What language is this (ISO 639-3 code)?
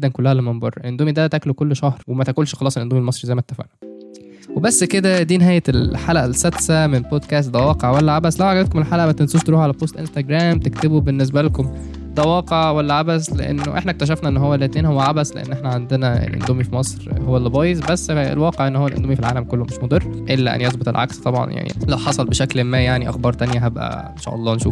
ara